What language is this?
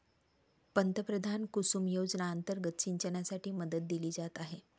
Marathi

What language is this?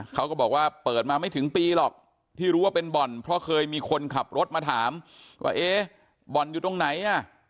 Thai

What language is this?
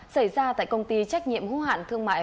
Vietnamese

